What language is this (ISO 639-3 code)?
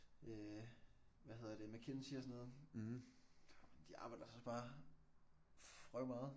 dan